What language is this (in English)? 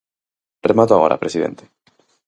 Galician